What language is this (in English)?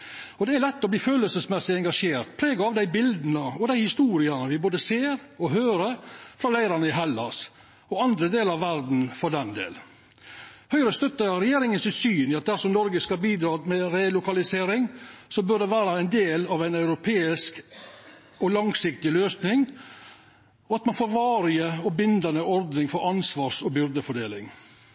Norwegian Nynorsk